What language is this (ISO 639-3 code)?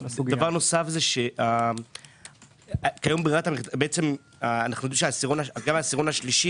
heb